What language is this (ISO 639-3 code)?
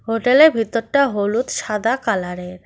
ben